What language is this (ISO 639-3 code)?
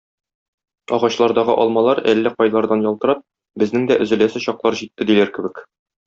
tat